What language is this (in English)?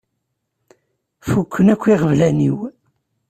Kabyle